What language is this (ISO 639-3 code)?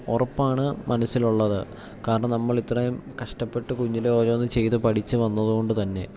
mal